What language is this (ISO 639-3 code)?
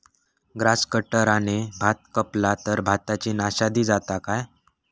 mar